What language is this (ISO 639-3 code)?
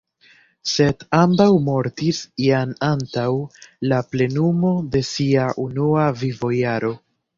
epo